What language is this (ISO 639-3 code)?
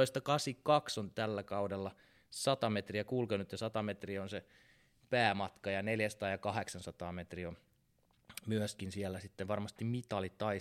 fin